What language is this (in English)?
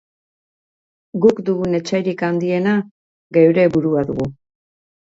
Basque